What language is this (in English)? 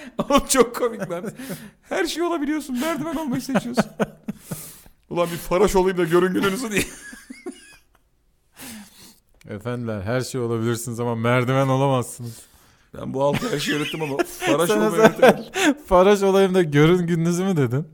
Turkish